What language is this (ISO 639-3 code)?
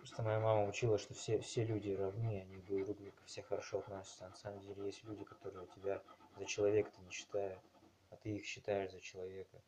rus